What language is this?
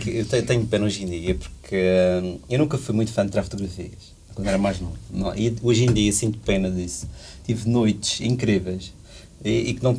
Portuguese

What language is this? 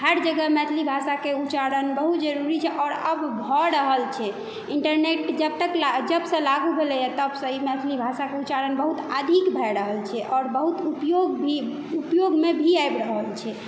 Maithili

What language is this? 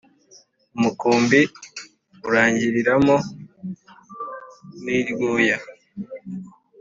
Kinyarwanda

